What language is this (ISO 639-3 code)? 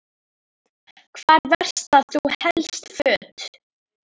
isl